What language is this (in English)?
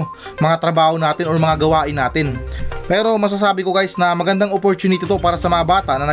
Filipino